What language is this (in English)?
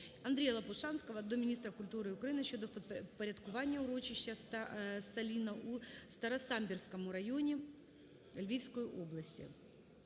Ukrainian